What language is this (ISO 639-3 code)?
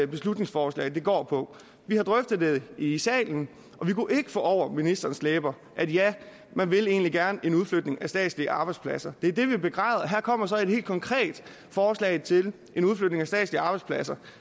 dan